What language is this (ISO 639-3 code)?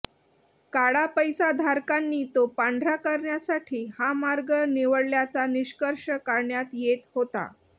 mar